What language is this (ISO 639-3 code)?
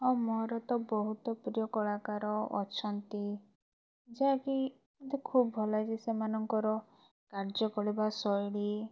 ori